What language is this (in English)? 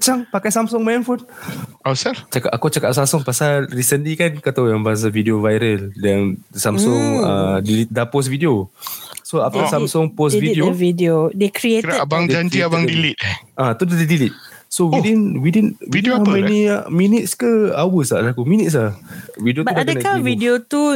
Malay